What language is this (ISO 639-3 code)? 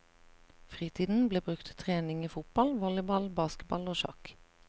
nor